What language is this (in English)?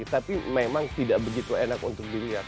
Indonesian